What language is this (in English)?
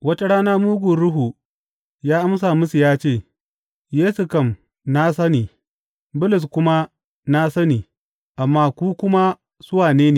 Hausa